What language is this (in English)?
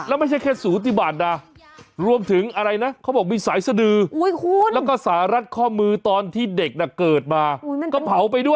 Thai